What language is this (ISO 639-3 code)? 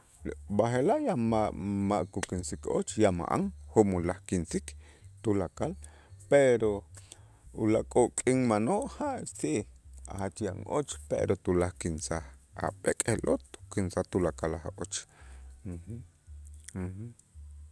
itz